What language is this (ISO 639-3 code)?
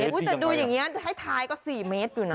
tha